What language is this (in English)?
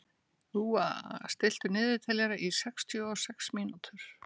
Icelandic